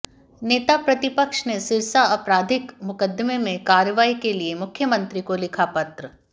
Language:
Hindi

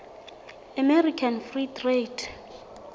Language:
Southern Sotho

